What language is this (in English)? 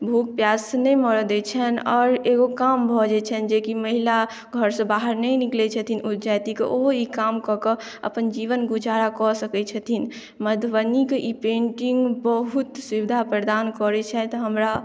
Maithili